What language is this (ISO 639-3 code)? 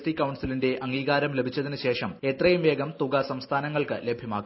mal